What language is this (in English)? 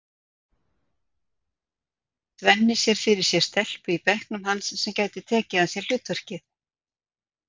Icelandic